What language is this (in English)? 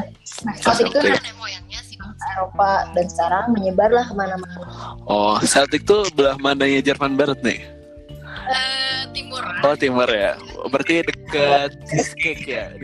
Indonesian